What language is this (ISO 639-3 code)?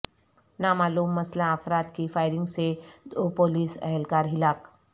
urd